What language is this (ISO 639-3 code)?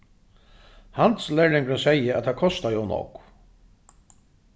fao